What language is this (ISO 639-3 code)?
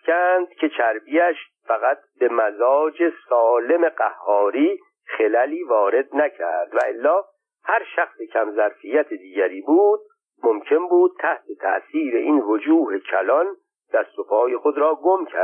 fas